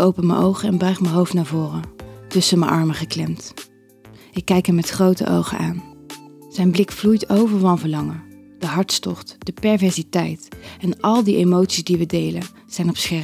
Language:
Dutch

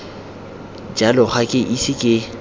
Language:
Tswana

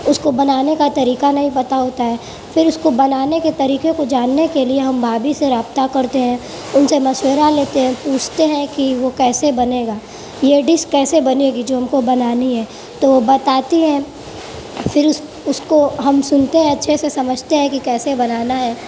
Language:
Urdu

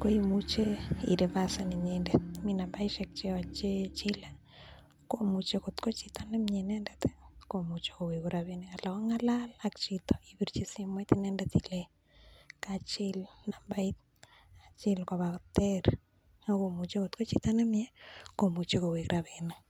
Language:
Kalenjin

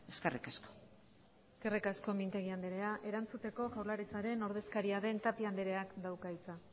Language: Basque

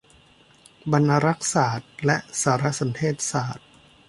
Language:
Thai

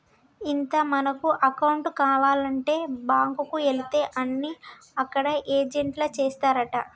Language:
Telugu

